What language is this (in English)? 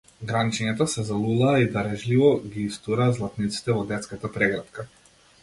Macedonian